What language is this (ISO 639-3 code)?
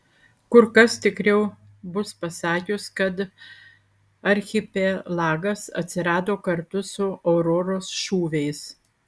lit